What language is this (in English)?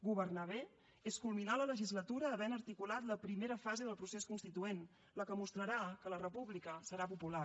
Catalan